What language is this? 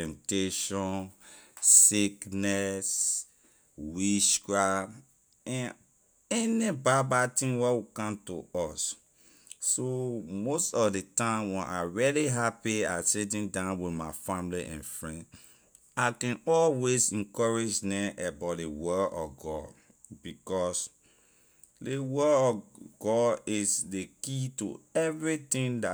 Liberian English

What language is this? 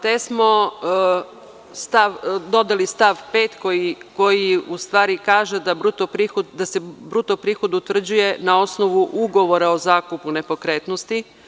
Serbian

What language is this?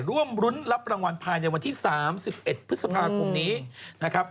Thai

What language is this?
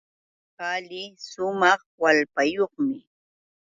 Yauyos Quechua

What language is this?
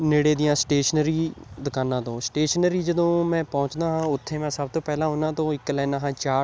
Punjabi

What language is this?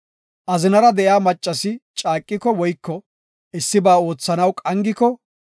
Gofa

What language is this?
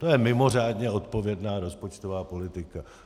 Czech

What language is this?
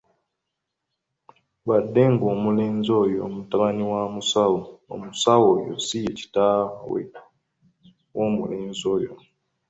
Ganda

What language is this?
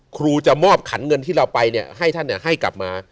Thai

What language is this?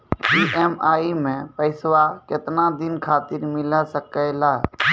Maithili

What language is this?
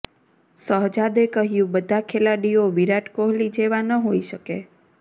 Gujarati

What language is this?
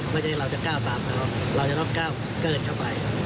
Thai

